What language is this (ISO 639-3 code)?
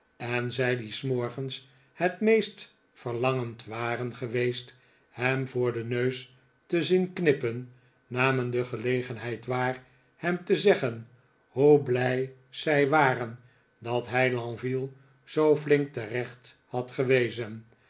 nld